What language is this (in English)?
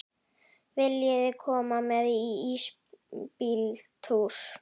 Icelandic